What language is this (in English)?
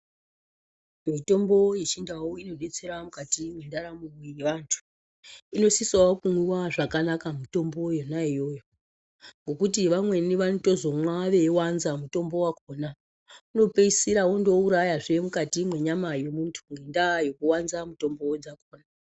Ndau